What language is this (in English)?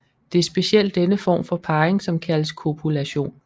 Danish